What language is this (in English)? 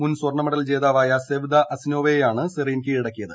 Malayalam